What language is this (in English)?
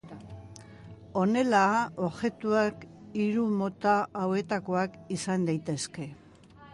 Basque